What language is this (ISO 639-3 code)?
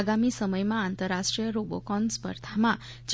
guj